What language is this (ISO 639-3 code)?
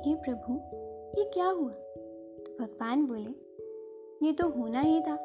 hin